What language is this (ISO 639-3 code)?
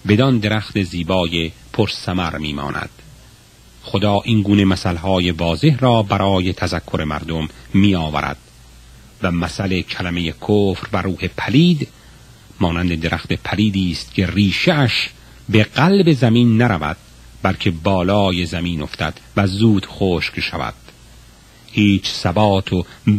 fas